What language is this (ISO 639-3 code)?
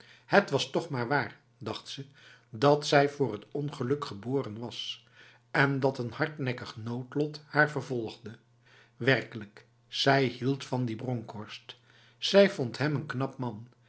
nld